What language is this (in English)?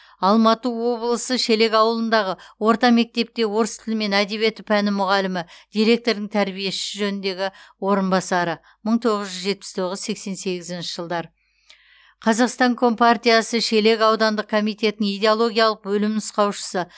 Kazakh